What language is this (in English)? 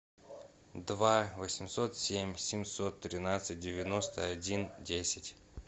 Russian